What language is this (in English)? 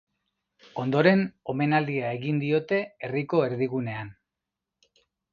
Basque